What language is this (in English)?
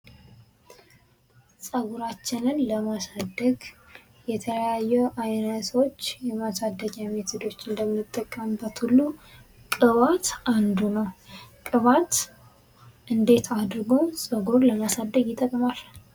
Amharic